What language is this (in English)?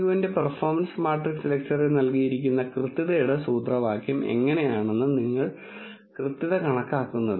Malayalam